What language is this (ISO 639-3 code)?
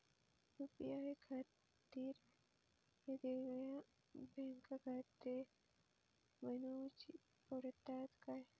mar